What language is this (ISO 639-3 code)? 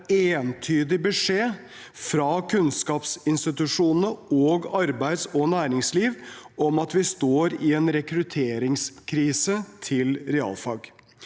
nor